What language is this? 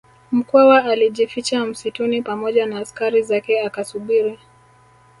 Swahili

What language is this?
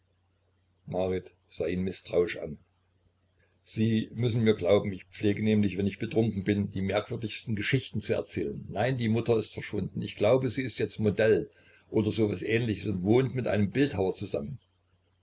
German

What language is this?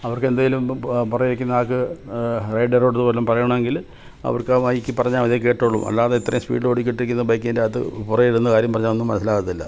Malayalam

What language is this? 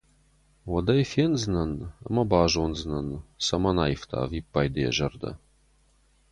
Ossetic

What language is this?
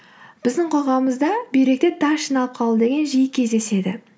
Kazakh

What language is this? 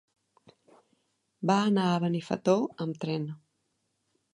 Catalan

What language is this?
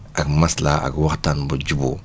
Wolof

